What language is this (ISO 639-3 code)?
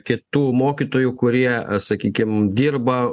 lit